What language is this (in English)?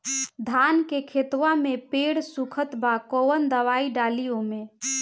Bhojpuri